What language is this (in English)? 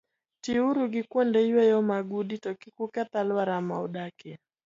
Luo (Kenya and Tanzania)